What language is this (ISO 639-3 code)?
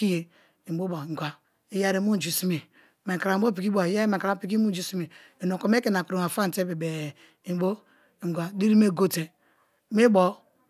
ijn